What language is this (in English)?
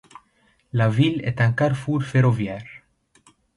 French